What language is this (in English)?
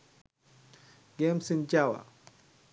Sinhala